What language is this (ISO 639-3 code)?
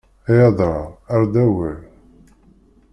kab